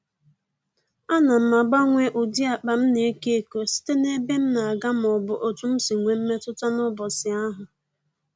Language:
Igbo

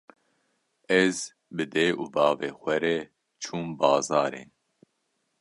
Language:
Kurdish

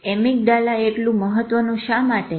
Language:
Gujarati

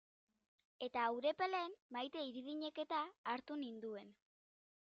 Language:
Basque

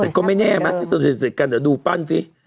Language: Thai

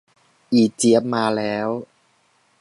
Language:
Thai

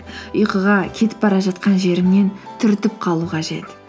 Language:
Kazakh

